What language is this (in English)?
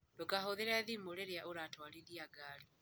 Kikuyu